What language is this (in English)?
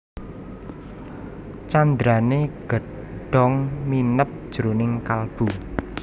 Javanese